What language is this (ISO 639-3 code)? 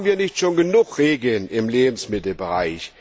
deu